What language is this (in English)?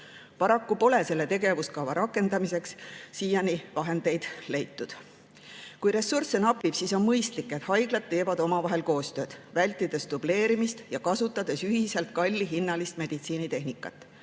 Estonian